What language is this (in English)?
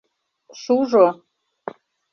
Mari